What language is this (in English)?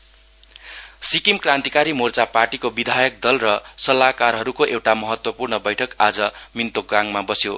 Nepali